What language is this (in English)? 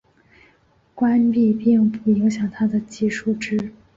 Chinese